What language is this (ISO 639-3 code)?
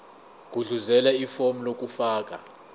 zul